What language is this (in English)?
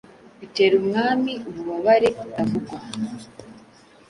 Kinyarwanda